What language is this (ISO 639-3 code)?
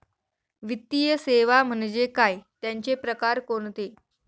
mar